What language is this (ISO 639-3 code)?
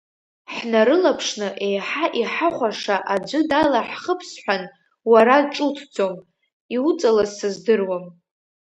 abk